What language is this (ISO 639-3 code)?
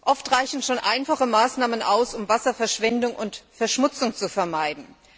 deu